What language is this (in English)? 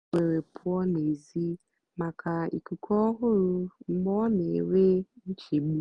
Igbo